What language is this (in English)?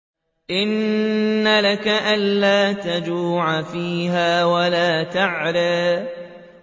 Arabic